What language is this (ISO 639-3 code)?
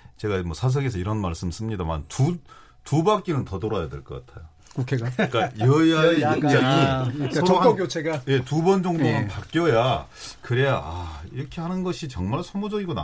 kor